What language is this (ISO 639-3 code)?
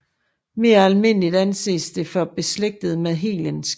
dan